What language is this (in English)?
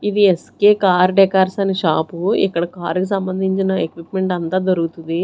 Telugu